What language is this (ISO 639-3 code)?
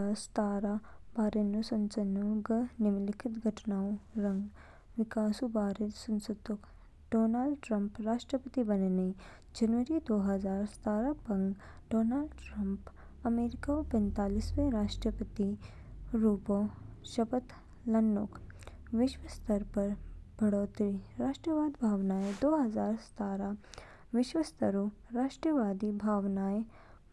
kfk